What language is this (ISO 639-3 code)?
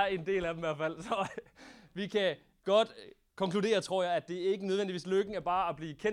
dan